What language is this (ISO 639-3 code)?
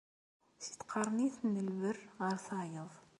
kab